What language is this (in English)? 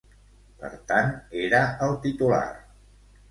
Catalan